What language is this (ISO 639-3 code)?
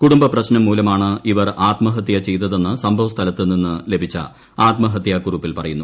mal